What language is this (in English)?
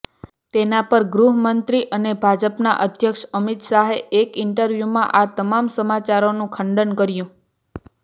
Gujarati